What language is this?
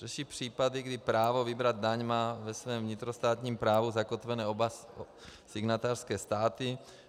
Czech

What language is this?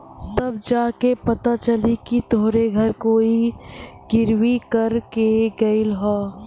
Bhojpuri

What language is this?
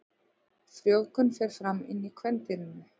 Icelandic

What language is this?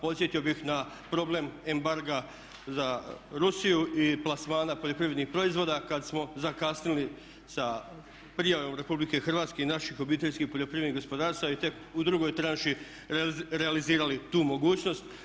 Croatian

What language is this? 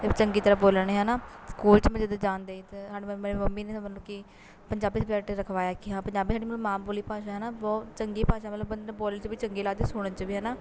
Punjabi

